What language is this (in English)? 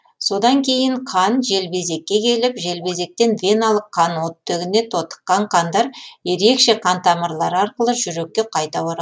Kazakh